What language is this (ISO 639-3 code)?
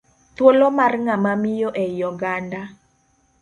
luo